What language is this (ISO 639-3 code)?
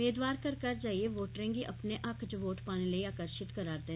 doi